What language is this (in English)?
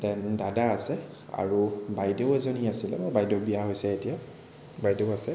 Assamese